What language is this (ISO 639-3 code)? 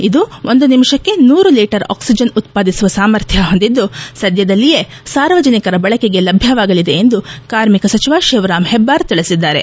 kan